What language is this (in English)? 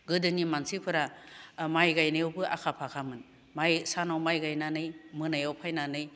Bodo